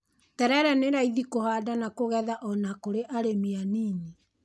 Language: Kikuyu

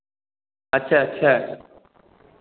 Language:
Maithili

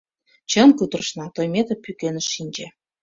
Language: Mari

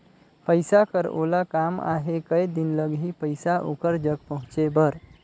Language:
Chhattisgarhi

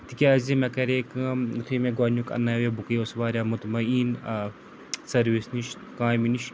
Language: Kashmiri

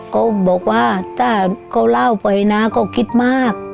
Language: Thai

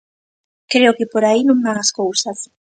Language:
Galician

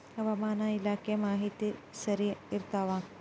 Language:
Kannada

